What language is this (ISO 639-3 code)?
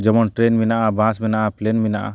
sat